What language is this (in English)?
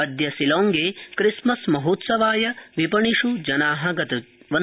Sanskrit